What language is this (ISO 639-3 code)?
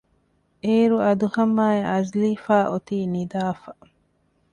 div